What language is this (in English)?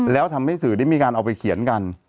Thai